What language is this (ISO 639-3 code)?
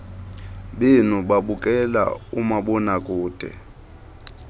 xho